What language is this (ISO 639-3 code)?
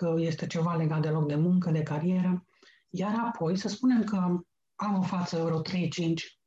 ron